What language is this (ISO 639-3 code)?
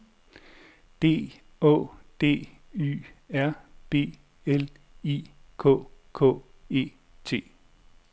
dan